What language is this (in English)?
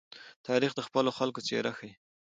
Pashto